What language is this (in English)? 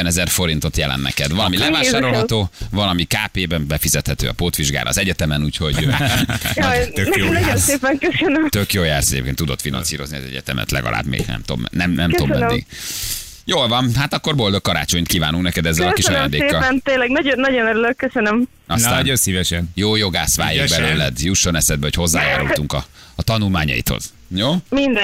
Hungarian